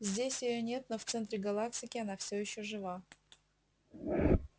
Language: Russian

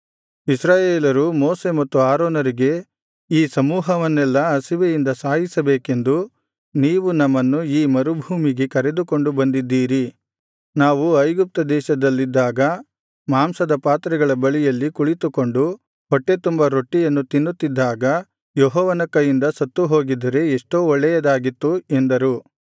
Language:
Kannada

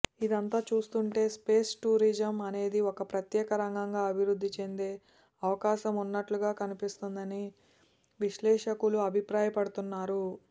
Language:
Telugu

